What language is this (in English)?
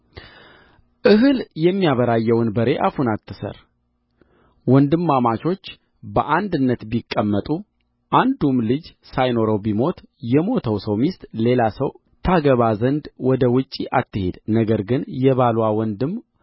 Amharic